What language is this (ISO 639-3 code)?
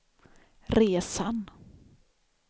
swe